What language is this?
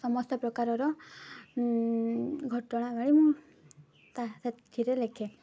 Odia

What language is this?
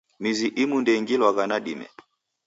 Taita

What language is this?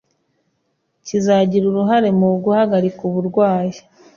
Kinyarwanda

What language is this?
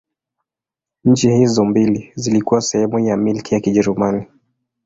Swahili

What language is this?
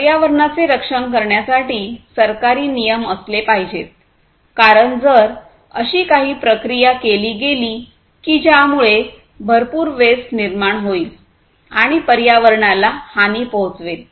Marathi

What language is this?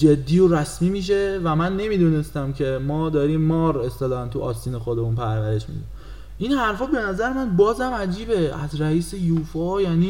Persian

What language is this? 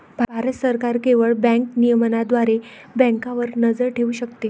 Marathi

